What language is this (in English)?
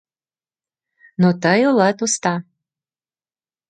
Mari